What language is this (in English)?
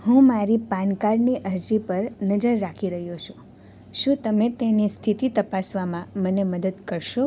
Gujarati